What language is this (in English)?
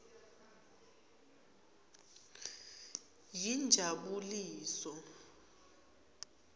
Swati